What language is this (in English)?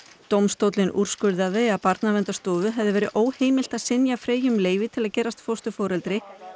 Icelandic